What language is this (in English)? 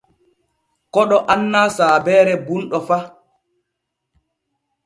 Borgu Fulfulde